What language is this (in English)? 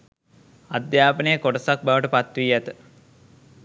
Sinhala